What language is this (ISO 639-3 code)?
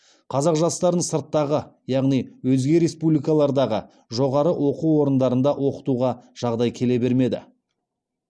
kaz